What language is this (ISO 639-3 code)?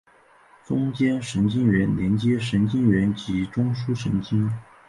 zho